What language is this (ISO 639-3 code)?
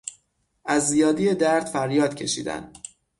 fas